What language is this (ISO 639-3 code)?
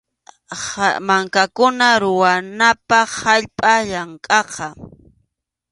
qxu